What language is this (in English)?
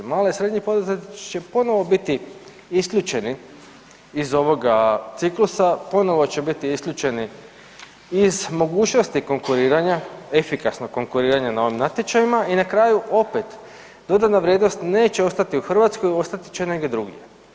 Croatian